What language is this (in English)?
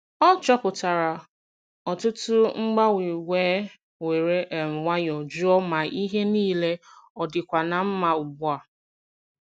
Igbo